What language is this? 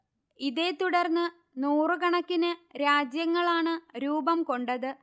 Malayalam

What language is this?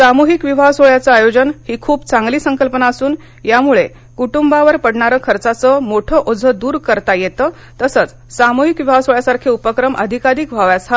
Marathi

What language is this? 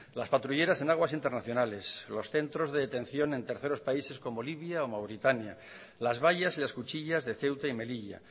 Spanish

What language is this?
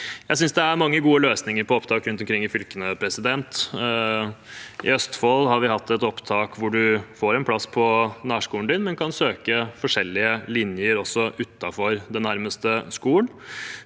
Norwegian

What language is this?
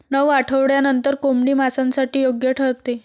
Marathi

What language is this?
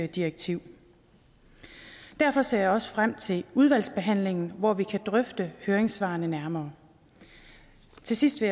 Danish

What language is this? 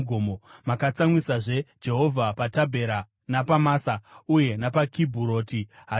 Shona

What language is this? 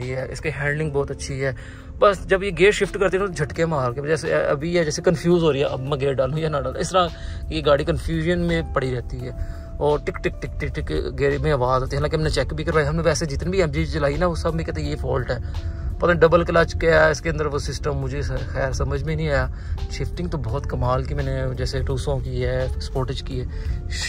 Hindi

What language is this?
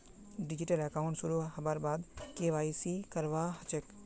Magahi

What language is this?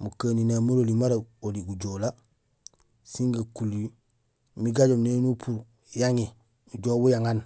Gusilay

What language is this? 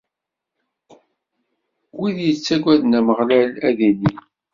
Kabyle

